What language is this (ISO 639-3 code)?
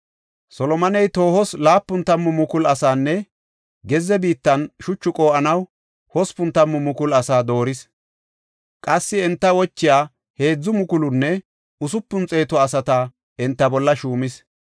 gof